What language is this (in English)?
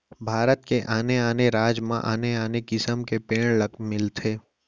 Chhattisgarhi